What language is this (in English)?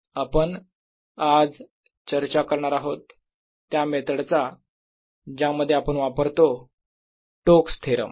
Marathi